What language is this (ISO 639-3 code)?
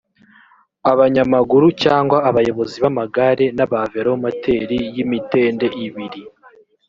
kin